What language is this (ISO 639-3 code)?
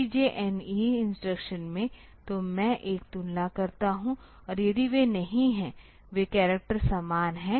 hin